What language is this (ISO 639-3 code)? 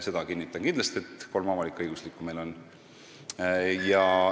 est